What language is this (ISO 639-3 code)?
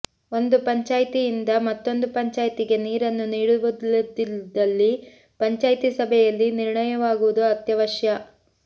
kan